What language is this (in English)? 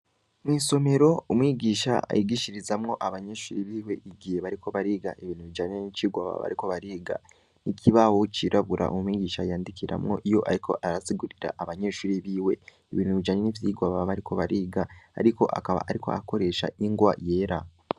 Rundi